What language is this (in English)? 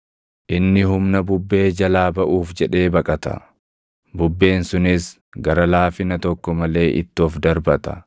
Oromo